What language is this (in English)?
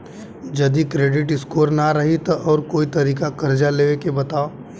Bhojpuri